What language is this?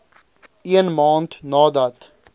Afrikaans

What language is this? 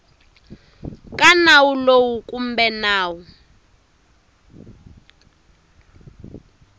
Tsonga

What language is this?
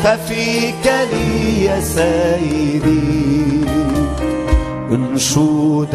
Arabic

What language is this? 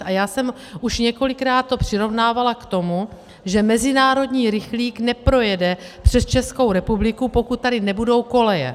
Czech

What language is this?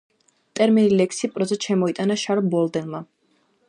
Georgian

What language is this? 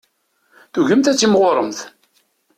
Kabyle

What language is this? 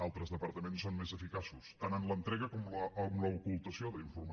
Catalan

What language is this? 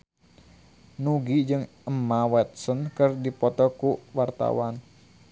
Sundanese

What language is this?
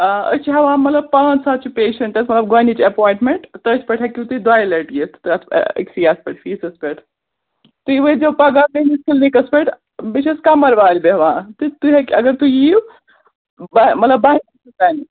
Kashmiri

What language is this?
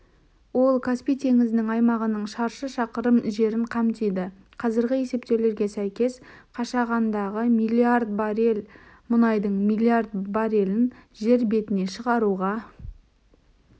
Kazakh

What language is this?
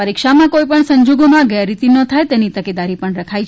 Gujarati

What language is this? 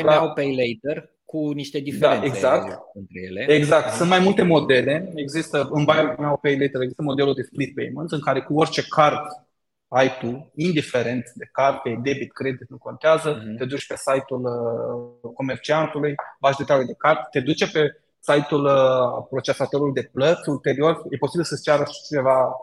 Romanian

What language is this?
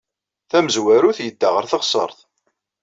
Kabyle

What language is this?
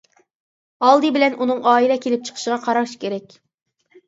Uyghur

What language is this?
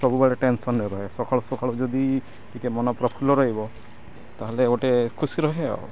Odia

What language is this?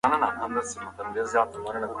Pashto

